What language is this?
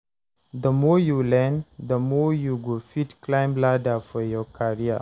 Nigerian Pidgin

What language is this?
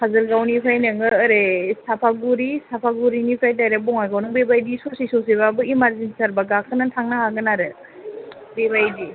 Bodo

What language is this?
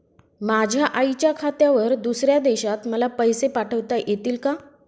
Marathi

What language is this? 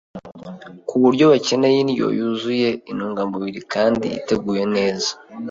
Kinyarwanda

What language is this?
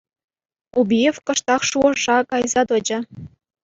Chuvash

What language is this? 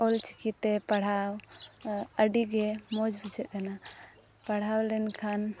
Santali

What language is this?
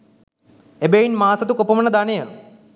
Sinhala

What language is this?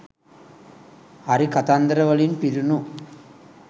Sinhala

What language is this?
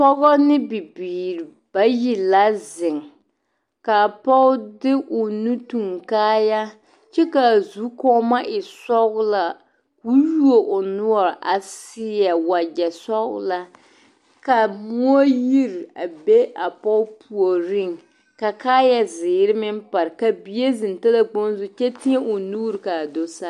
Southern Dagaare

